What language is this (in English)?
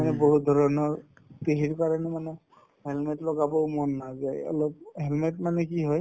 Assamese